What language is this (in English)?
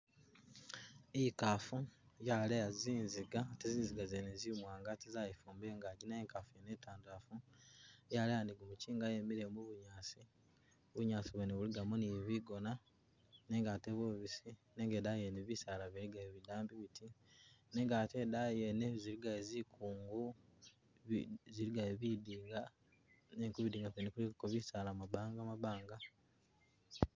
Masaaba